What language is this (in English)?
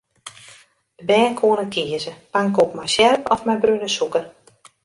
Western Frisian